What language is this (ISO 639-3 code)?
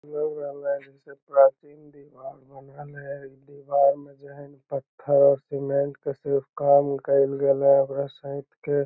mag